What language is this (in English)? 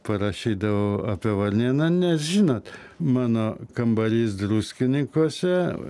Lithuanian